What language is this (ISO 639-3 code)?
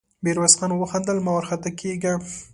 pus